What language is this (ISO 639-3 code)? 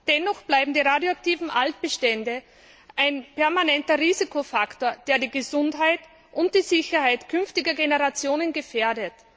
deu